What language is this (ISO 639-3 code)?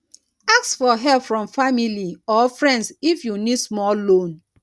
pcm